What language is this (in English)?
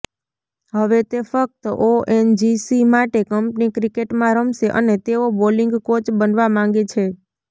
Gujarati